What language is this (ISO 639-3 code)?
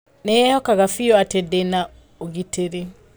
kik